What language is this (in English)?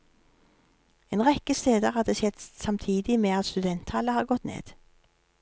Norwegian